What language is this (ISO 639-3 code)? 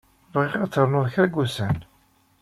kab